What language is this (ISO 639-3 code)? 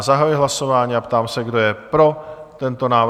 ces